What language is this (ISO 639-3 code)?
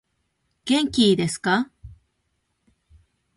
jpn